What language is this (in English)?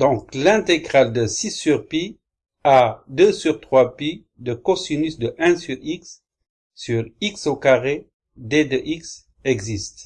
French